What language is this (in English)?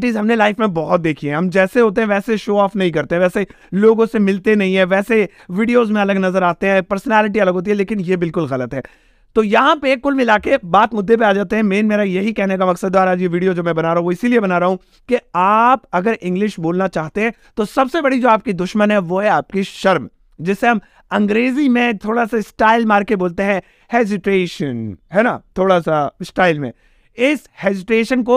Hindi